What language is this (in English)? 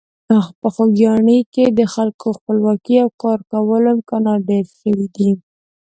Pashto